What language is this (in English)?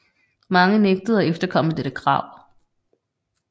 Danish